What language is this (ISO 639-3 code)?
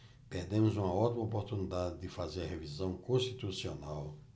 por